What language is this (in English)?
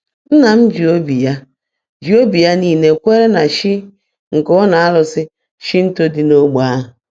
Igbo